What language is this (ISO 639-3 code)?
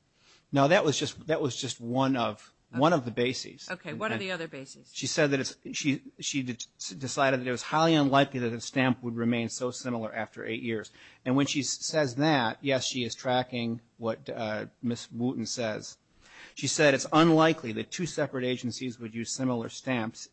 eng